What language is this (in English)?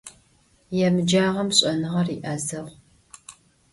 Adyghe